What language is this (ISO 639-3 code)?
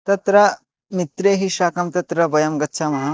san